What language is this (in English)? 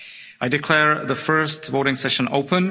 English